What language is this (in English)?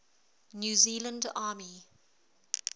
English